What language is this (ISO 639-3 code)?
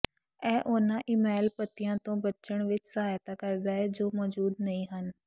pan